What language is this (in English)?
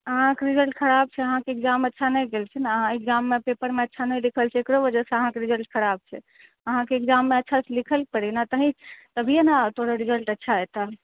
Maithili